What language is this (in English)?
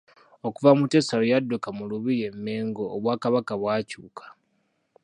Ganda